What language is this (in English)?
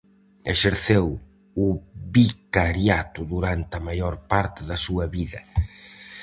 Galician